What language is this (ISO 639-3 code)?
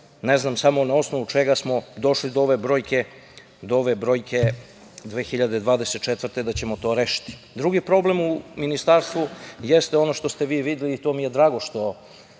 srp